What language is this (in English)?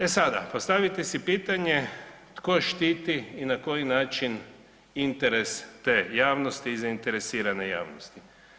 Croatian